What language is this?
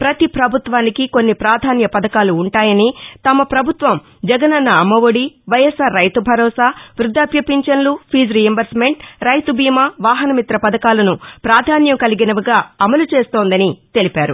Telugu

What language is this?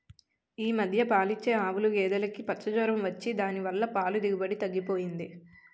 Telugu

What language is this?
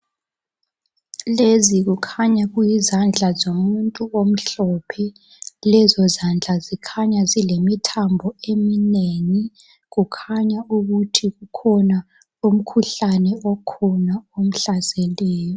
North Ndebele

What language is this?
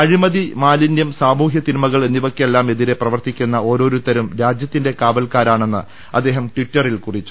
Malayalam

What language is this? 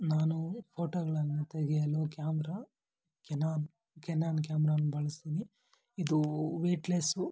Kannada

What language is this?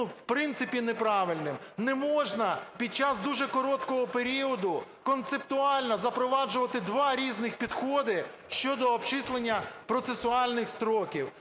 Ukrainian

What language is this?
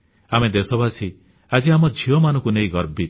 Odia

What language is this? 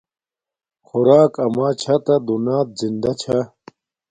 Domaaki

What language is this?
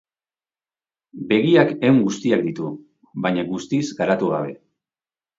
Basque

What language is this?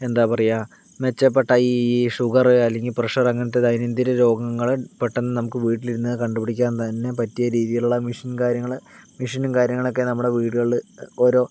Malayalam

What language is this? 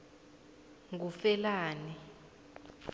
South Ndebele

